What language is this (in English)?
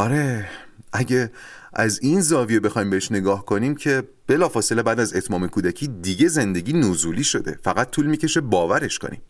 Persian